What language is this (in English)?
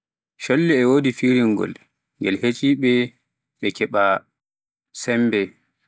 Pular